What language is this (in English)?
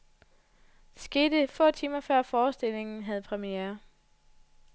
Danish